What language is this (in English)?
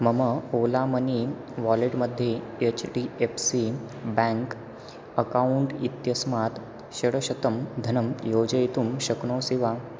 Sanskrit